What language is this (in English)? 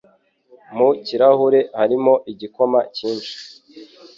Kinyarwanda